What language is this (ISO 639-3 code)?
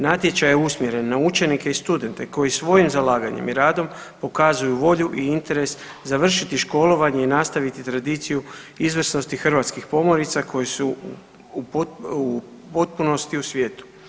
hrv